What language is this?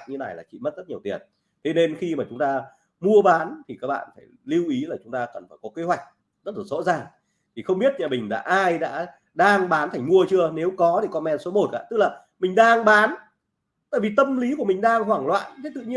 Vietnamese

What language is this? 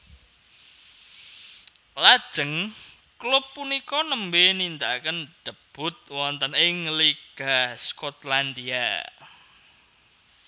Javanese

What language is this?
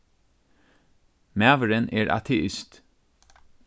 Faroese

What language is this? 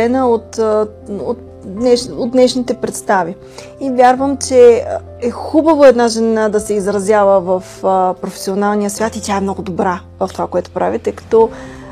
Bulgarian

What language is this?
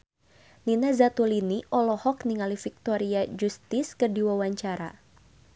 Sundanese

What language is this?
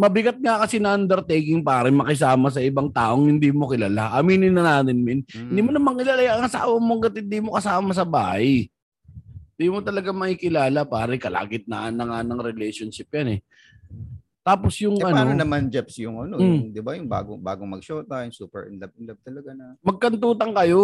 Filipino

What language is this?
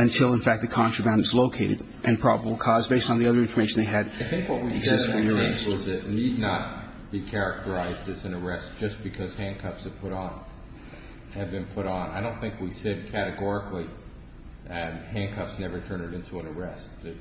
English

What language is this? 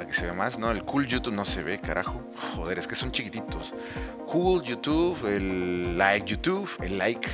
Spanish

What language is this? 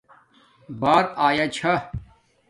Domaaki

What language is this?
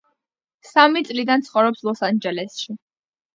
Georgian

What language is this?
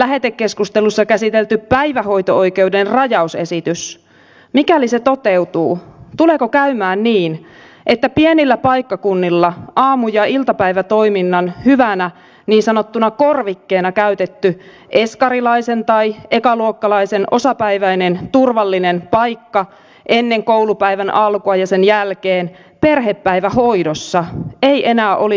Finnish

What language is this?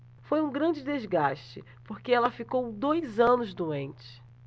Portuguese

